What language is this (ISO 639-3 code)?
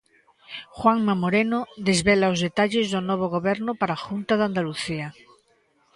glg